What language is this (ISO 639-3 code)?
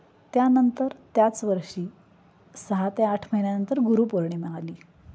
mar